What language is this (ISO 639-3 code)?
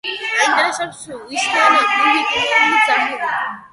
kat